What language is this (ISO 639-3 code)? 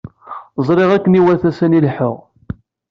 kab